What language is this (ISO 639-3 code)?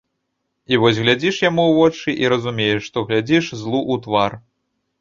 bel